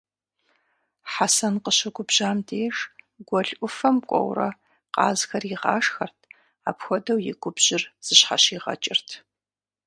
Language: Kabardian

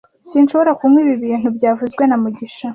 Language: Kinyarwanda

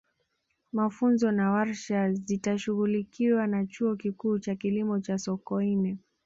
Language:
Swahili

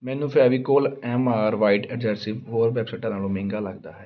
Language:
Punjabi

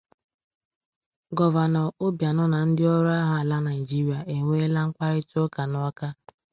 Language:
Igbo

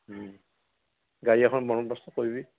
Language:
Assamese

